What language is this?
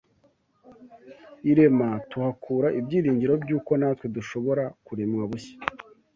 Kinyarwanda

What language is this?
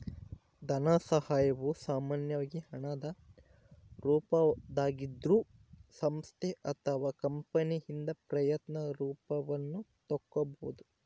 Kannada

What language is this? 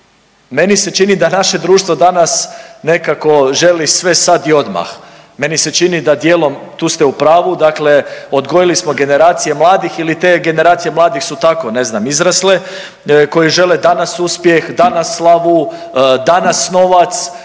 Croatian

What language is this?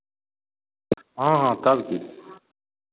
Maithili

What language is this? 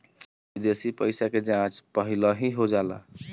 Bhojpuri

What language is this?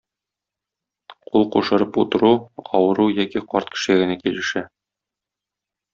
Tatar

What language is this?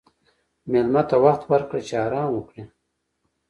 Pashto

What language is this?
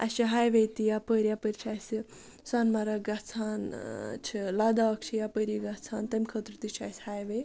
Kashmiri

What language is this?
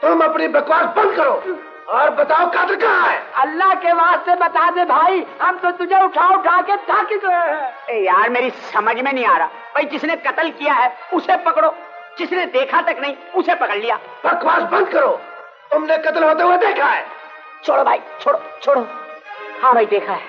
Hindi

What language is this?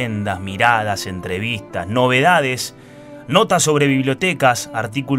Spanish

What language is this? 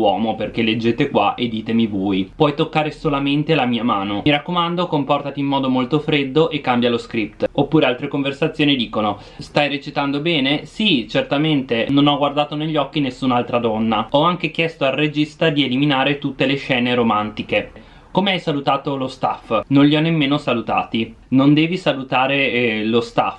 Italian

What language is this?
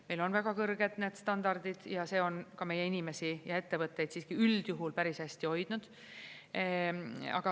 Estonian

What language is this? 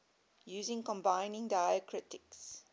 English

